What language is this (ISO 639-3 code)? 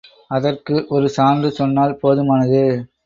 tam